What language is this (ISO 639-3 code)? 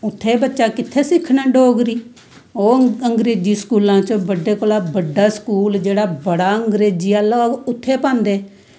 doi